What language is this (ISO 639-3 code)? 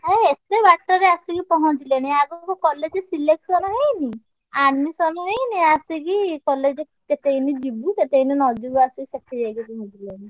ori